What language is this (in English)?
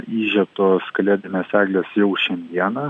Lithuanian